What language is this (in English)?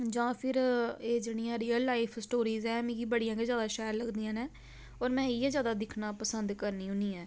Dogri